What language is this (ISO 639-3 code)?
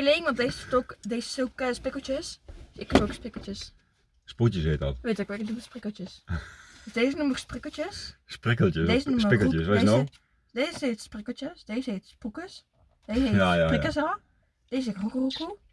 nld